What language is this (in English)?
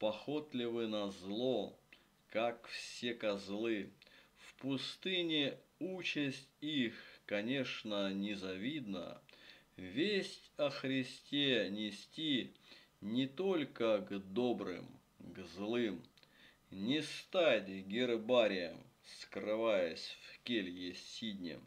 Russian